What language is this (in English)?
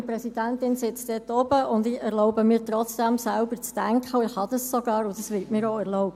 Swiss German